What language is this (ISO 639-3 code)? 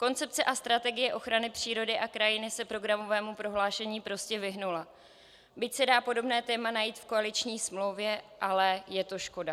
ces